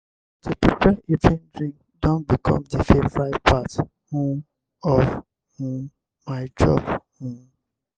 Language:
Nigerian Pidgin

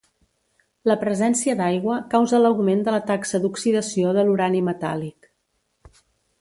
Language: Catalan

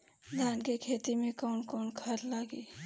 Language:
Bhojpuri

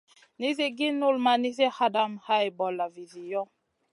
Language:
Masana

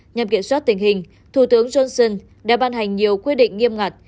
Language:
Vietnamese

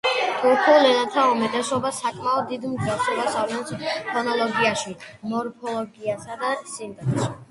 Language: Georgian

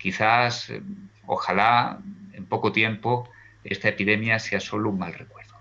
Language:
Spanish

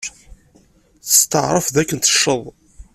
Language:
Kabyle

